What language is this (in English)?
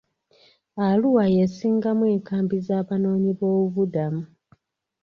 Ganda